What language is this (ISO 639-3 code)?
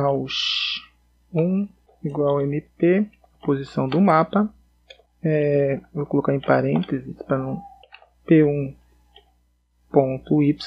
por